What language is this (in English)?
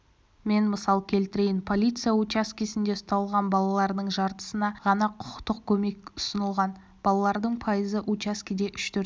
Kazakh